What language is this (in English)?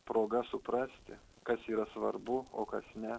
Lithuanian